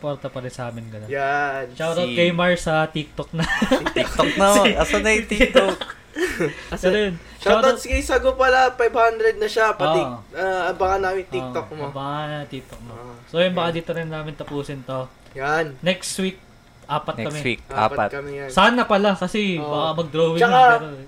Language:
Filipino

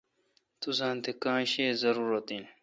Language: Kalkoti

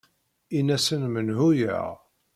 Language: Kabyle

